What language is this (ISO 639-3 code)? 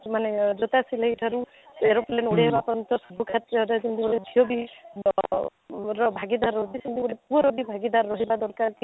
ori